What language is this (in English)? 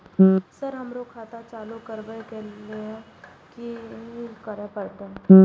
Maithili